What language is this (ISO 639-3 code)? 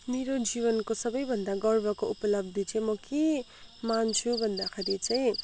nep